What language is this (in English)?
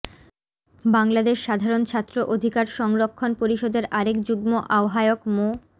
Bangla